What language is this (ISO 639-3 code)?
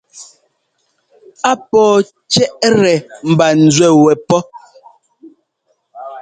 jgo